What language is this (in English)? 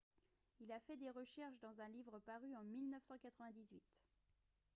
French